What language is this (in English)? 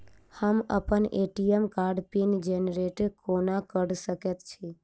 Maithili